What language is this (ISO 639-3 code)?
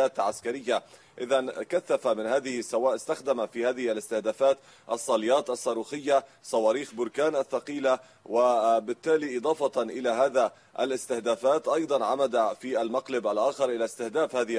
ara